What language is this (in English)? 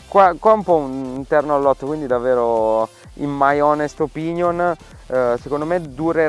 Italian